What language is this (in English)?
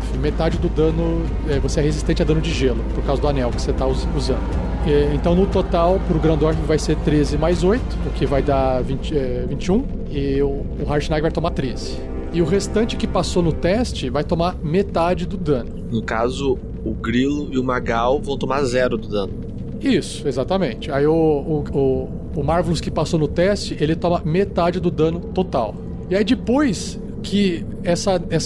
Portuguese